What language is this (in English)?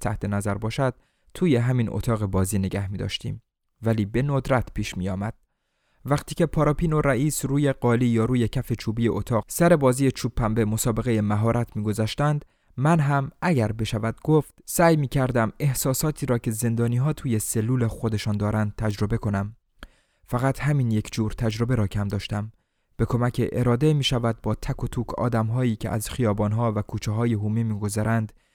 Persian